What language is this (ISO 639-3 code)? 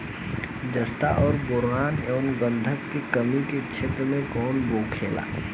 bho